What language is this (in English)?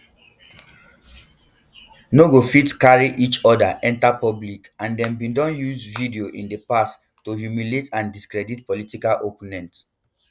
Nigerian Pidgin